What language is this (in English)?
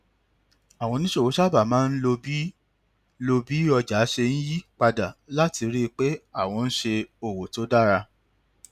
Yoruba